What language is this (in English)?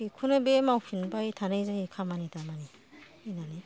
Bodo